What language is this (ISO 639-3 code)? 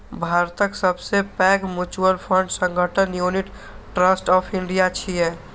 mai